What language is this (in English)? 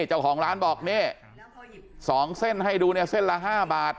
Thai